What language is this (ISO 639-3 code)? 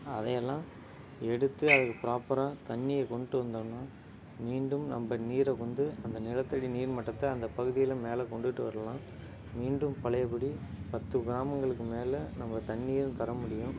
tam